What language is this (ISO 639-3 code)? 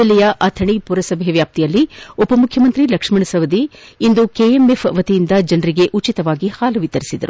kan